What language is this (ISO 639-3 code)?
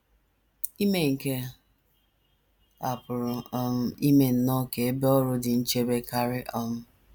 ibo